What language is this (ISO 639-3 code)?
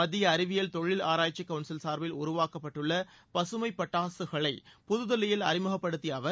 tam